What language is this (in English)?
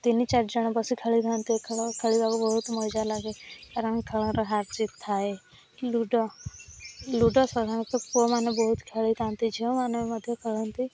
Odia